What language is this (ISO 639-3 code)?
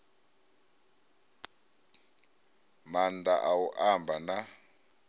ven